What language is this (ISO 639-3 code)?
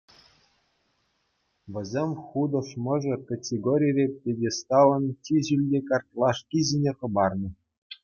chv